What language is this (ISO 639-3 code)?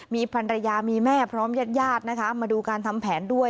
tha